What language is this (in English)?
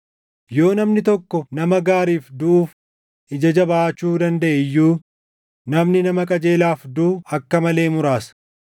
Oromo